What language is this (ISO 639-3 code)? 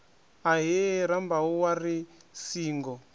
ven